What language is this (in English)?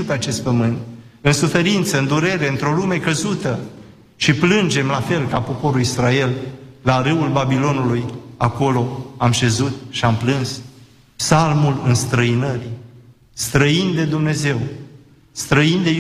Romanian